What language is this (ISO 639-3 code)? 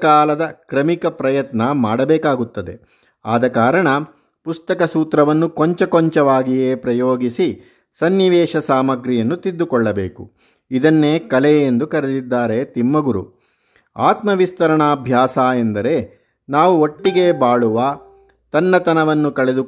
kan